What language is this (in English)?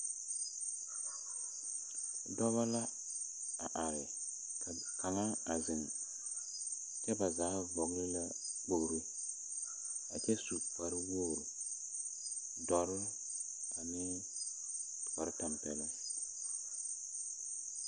Southern Dagaare